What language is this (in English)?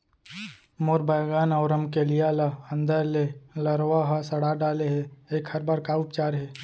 Chhattisgarhi